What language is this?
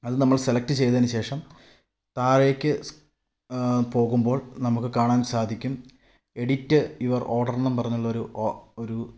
Malayalam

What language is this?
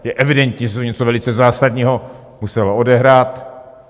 Czech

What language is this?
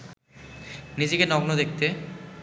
Bangla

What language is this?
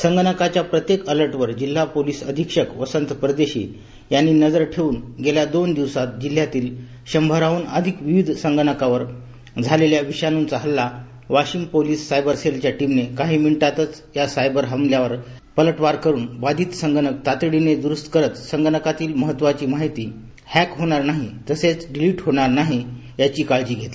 Marathi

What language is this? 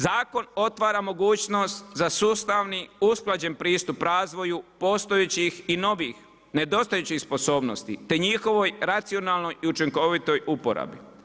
Croatian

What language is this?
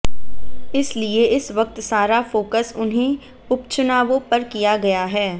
Hindi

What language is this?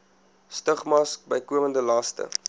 Afrikaans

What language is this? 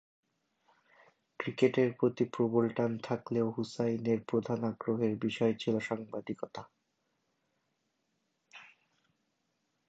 Bangla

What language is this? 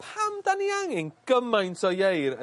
Welsh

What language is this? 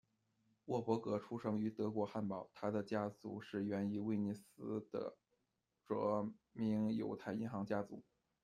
Chinese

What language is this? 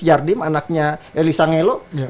Indonesian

